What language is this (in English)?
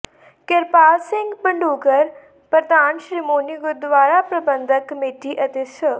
Punjabi